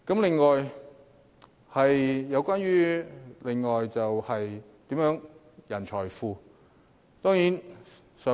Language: Cantonese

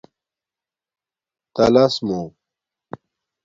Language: Domaaki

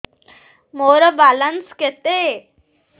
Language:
Odia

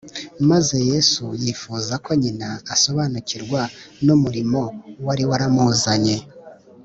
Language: Kinyarwanda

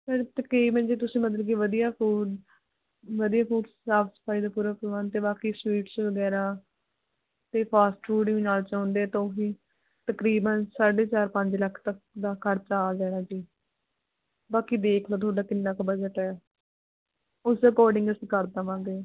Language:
Punjabi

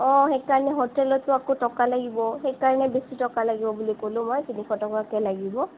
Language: Assamese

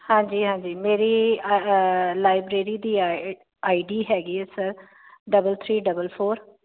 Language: Punjabi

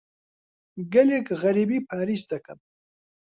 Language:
Central Kurdish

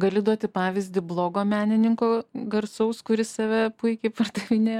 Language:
Lithuanian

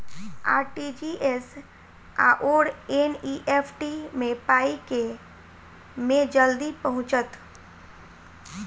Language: Maithili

